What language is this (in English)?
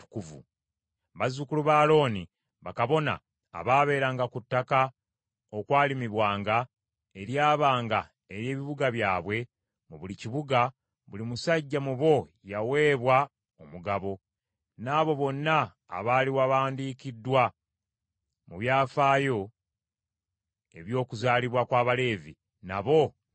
Ganda